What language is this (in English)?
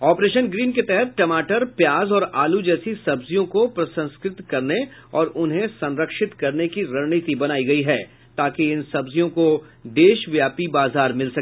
Hindi